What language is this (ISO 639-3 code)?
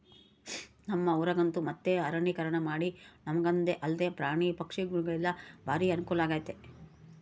kan